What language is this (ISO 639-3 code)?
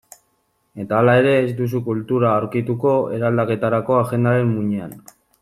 eus